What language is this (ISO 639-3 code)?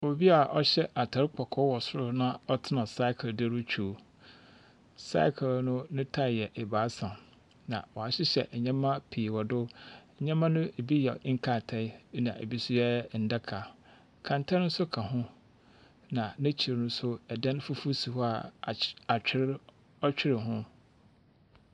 aka